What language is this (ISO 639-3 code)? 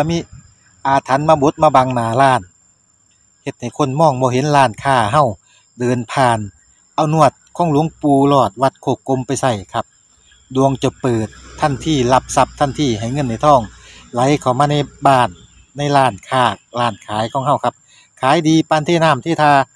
tha